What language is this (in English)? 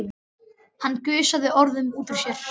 Icelandic